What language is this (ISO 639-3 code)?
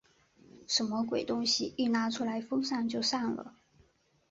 zho